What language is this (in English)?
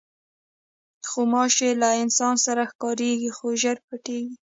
Pashto